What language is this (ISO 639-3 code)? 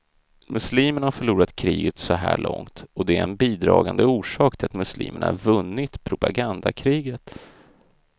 swe